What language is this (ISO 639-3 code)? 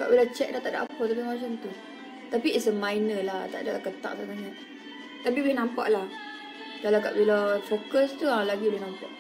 msa